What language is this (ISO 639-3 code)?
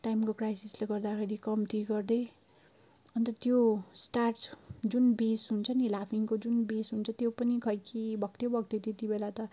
nep